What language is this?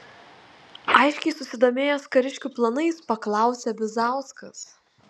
Lithuanian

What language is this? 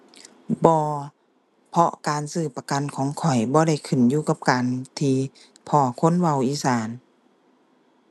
Thai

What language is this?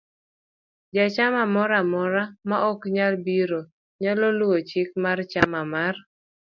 Luo (Kenya and Tanzania)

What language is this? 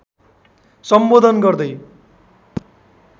Nepali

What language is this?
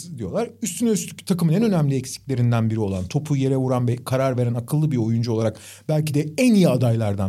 Turkish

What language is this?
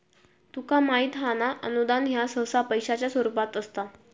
Marathi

